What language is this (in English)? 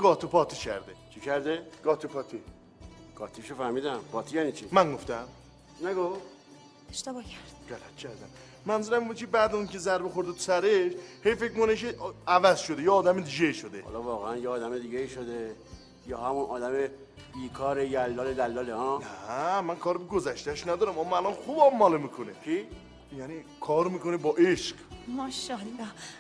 Persian